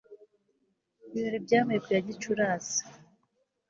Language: Kinyarwanda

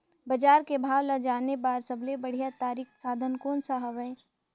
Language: Chhattisgarhi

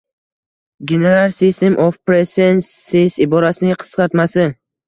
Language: Uzbek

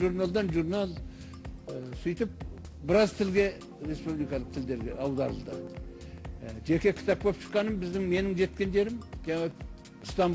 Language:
Turkish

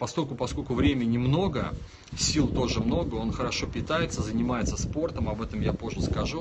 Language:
Russian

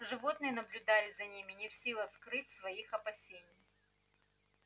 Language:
Russian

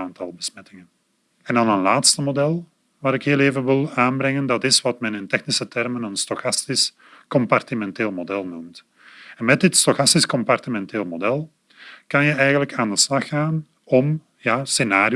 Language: Dutch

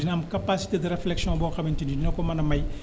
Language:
Wolof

